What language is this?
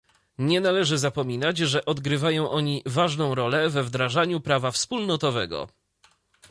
Polish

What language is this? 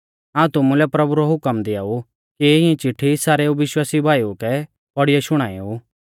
Mahasu Pahari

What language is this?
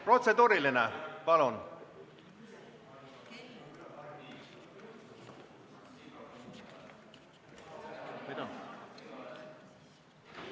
Estonian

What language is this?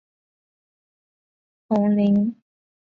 Chinese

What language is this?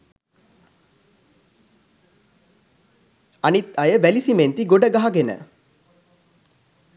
Sinhala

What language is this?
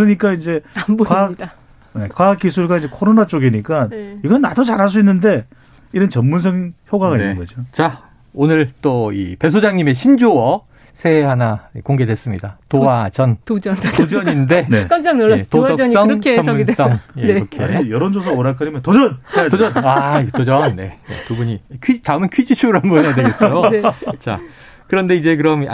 Korean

